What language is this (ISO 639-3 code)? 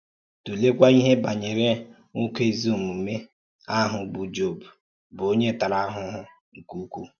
ibo